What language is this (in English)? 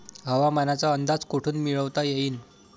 Marathi